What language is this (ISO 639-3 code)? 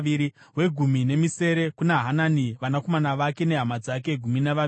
sna